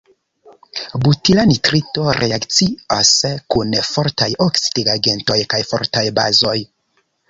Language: Esperanto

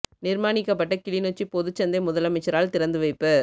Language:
Tamil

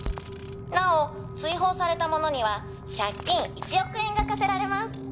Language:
Japanese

